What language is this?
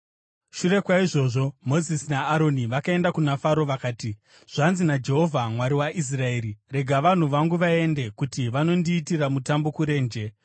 Shona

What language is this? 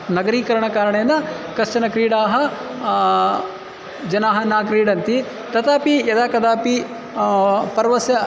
Sanskrit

